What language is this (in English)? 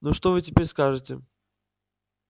Russian